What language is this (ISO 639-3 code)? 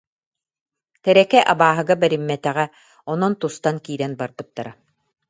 sah